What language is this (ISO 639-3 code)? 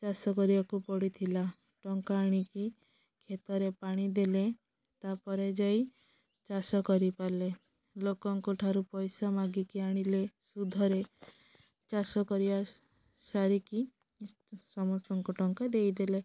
ori